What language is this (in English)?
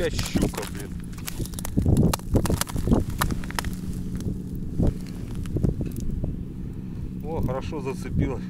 Russian